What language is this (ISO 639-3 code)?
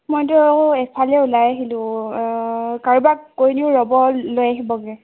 asm